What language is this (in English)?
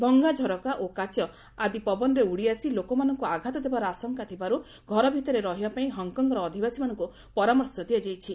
Odia